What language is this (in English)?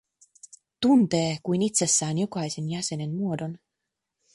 Finnish